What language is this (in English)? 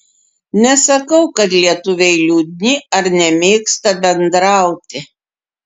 Lithuanian